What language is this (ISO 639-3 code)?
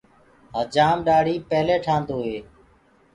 ggg